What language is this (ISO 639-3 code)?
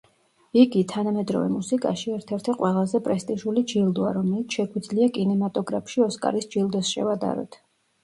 kat